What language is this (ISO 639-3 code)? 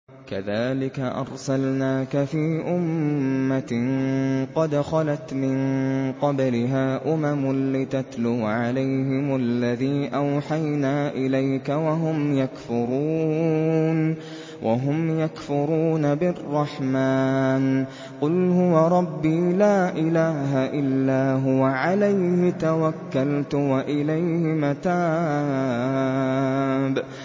ara